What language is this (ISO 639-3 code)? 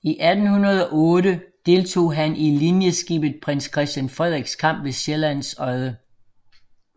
dan